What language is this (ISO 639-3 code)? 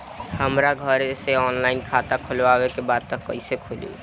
bho